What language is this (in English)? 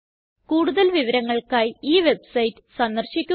Malayalam